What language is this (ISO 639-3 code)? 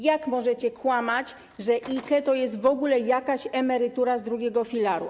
pol